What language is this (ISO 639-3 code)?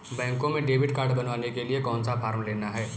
hin